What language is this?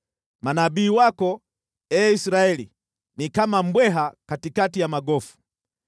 Swahili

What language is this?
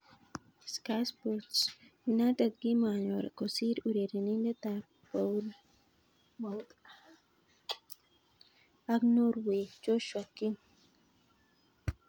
Kalenjin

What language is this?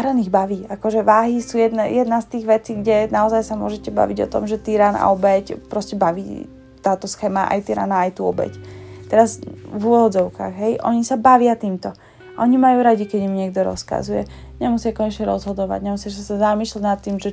Slovak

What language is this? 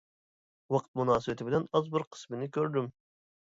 Uyghur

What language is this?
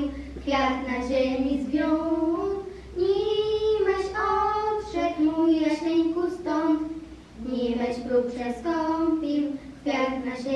Polish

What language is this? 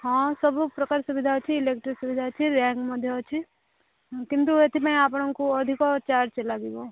Odia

